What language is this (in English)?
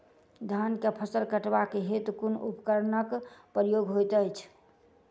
Maithili